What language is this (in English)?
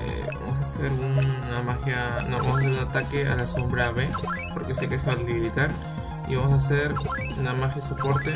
Spanish